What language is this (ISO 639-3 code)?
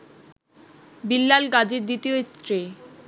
ben